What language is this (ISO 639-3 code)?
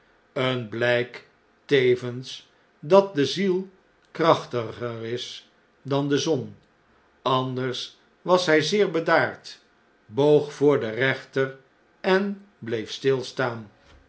nld